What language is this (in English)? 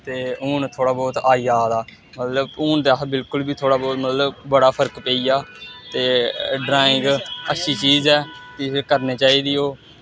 Dogri